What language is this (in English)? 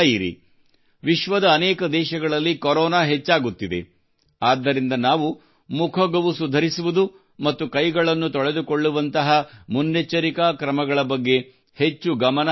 Kannada